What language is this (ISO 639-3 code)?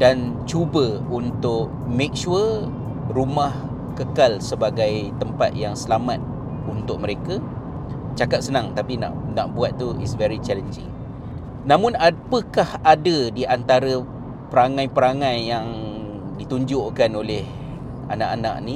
msa